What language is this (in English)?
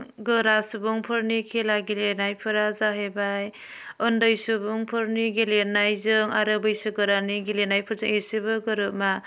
Bodo